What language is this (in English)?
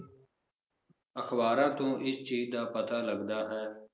Punjabi